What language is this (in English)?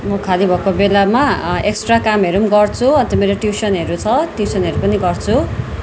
Nepali